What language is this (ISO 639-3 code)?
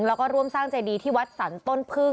tha